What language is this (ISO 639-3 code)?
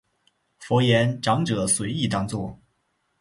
zho